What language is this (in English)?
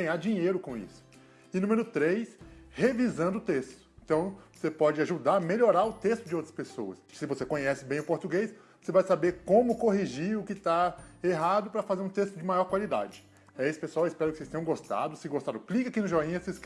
Portuguese